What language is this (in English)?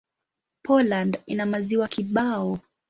Swahili